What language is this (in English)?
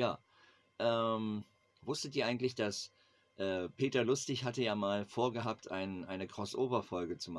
German